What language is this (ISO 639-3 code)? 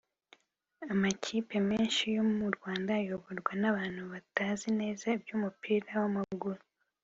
kin